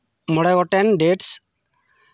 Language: Santali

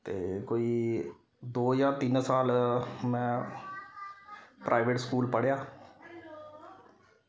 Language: Dogri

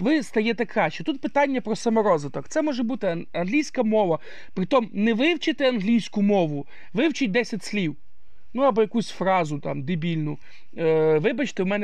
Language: Ukrainian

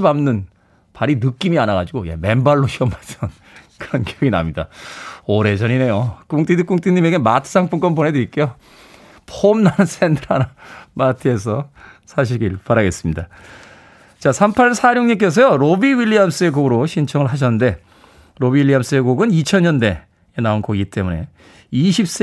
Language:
Korean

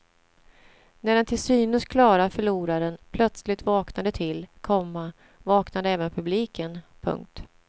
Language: Swedish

